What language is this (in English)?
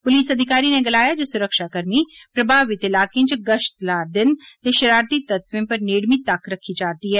Dogri